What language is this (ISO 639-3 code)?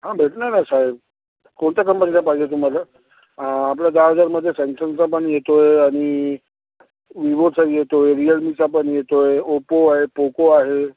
mar